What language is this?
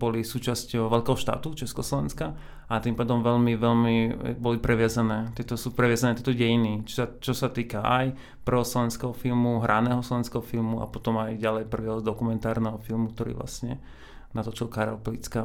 Slovak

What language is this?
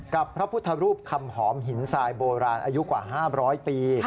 Thai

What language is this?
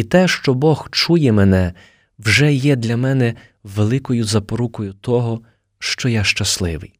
Ukrainian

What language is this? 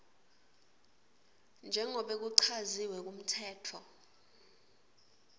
Swati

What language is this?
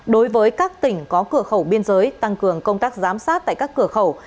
Vietnamese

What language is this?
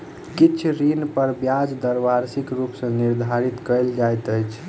Maithili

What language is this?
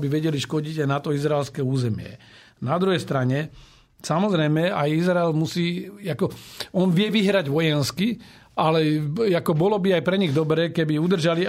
Slovak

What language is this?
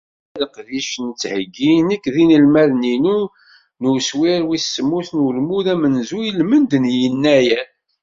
Kabyle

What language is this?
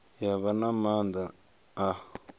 Venda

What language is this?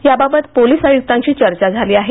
Marathi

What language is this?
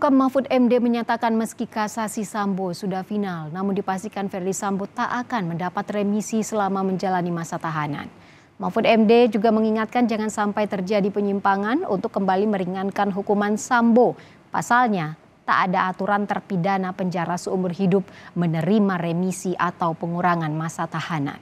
Indonesian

